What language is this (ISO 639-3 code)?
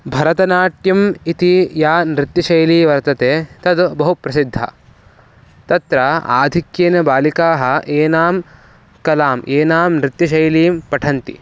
san